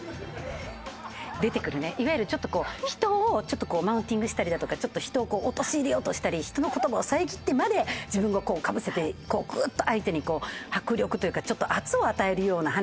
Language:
Japanese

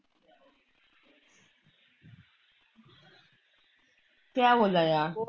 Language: Punjabi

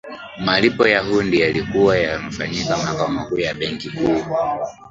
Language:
Swahili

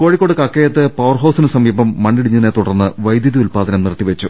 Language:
Malayalam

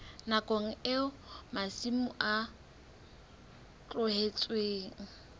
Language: Southern Sotho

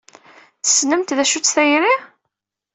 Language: Kabyle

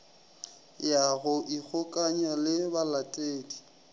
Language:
Northern Sotho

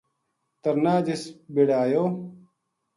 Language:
Gujari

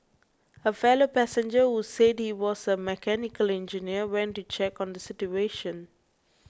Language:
English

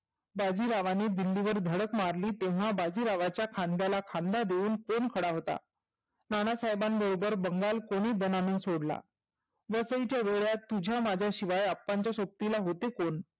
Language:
Marathi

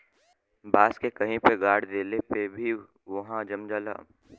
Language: Bhojpuri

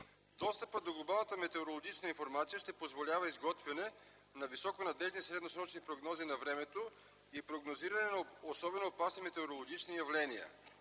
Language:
Bulgarian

